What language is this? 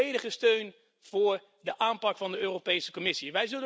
Dutch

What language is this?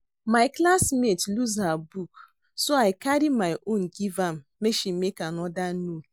Nigerian Pidgin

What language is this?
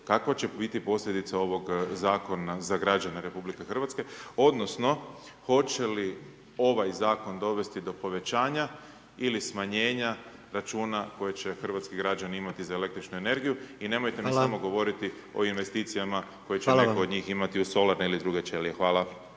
Croatian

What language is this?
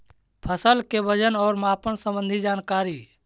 Magahi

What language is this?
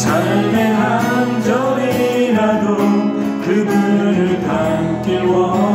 Korean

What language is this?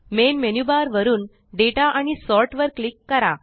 Marathi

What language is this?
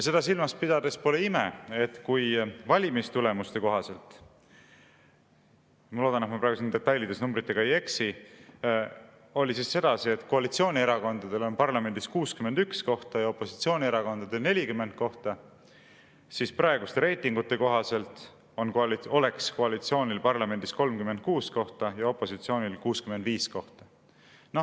Estonian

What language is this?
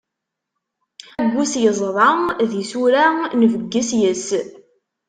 Kabyle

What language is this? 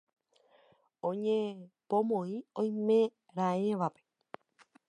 Guarani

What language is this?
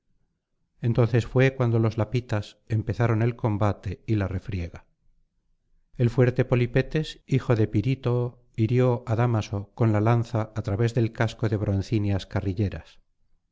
Spanish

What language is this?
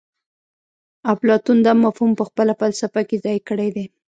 Pashto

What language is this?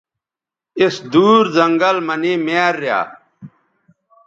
Bateri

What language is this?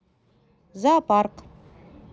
Russian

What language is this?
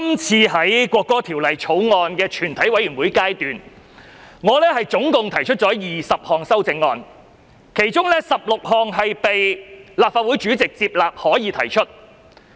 Cantonese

